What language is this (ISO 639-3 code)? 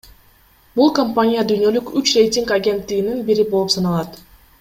kir